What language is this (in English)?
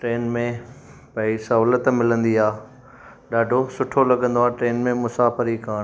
Sindhi